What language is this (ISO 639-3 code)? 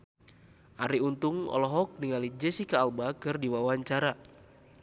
sun